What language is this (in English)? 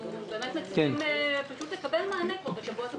Hebrew